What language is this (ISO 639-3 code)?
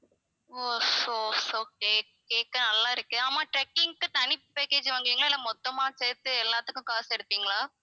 tam